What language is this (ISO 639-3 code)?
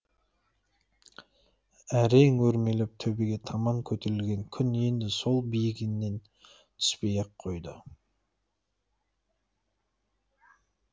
kaz